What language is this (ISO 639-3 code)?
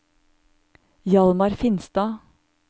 nor